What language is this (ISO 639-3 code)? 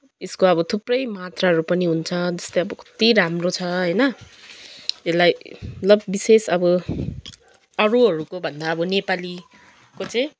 nep